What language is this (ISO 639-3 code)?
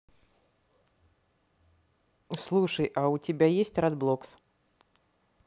rus